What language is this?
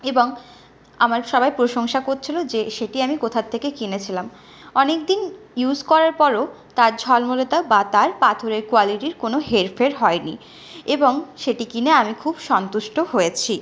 Bangla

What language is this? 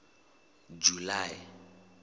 Southern Sotho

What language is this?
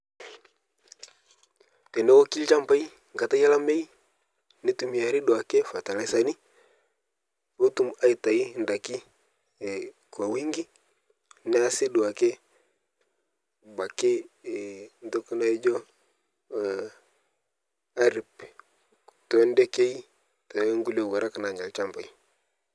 Masai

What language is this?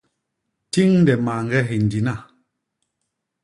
Basaa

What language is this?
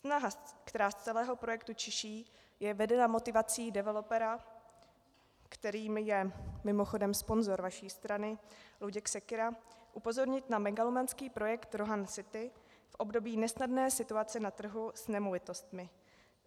Czech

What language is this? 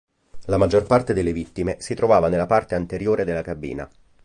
Italian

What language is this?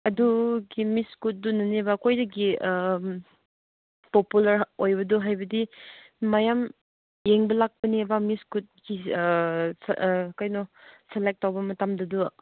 Manipuri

